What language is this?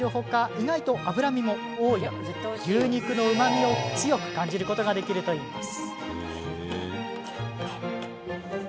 Japanese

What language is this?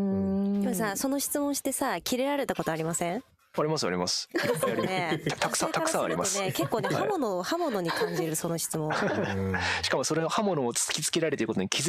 Japanese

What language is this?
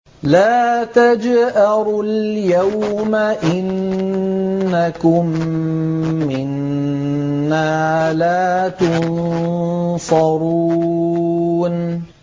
Arabic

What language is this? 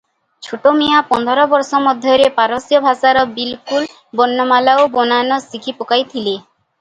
Odia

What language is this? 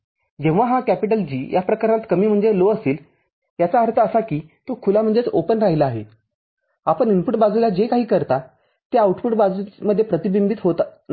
Marathi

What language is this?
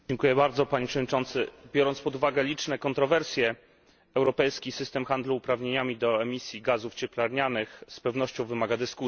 Polish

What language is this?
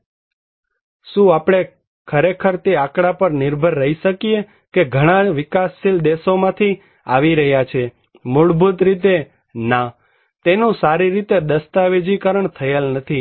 Gujarati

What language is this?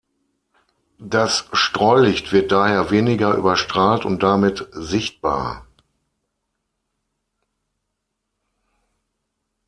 German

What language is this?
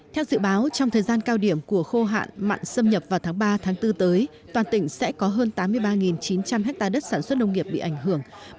Vietnamese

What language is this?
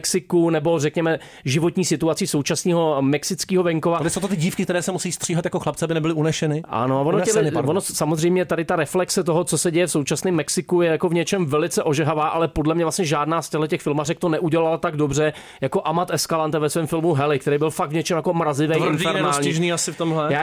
Czech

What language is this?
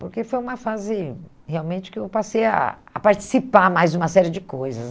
Portuguese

